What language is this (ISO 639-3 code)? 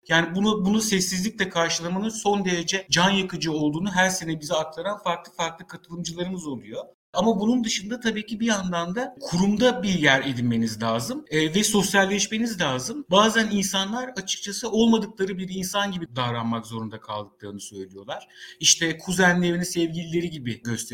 tur